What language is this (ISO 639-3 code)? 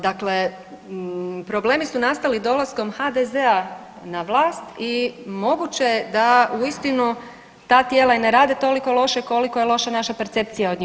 hrv